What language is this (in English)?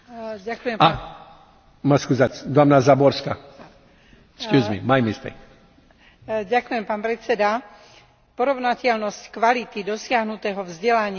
Slovak